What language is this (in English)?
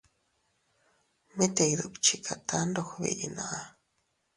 Teutila Cuicatec